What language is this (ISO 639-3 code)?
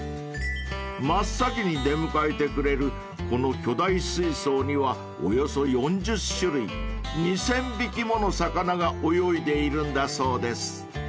jpn